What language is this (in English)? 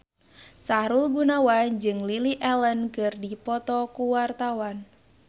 Sundanese